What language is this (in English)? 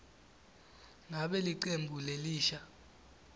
Swati